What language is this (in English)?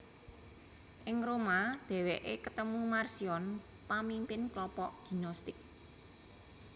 Javanese